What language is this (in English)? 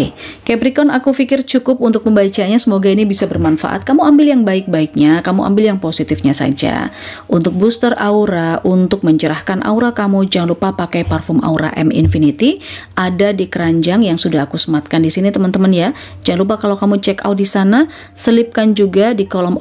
Indonesian